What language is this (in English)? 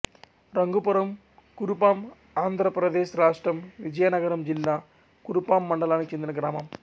Telugu